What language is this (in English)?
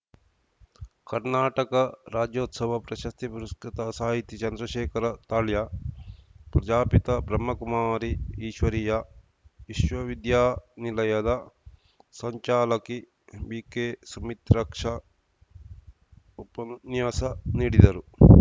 Kannada